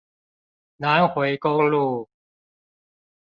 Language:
Chinese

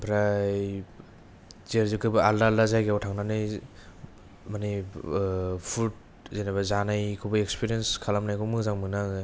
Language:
Bodo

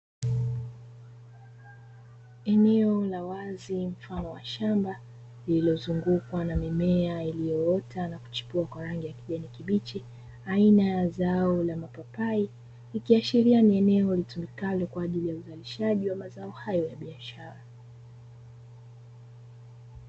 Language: Swahili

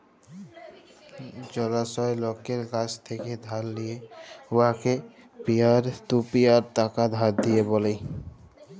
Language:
Bangla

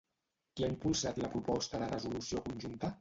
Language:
Catalan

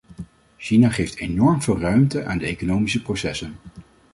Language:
Dutch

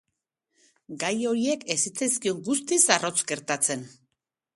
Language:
Basque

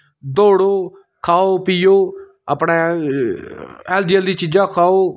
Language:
Dogri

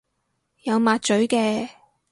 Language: Cantonese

